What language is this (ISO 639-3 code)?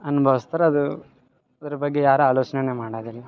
kan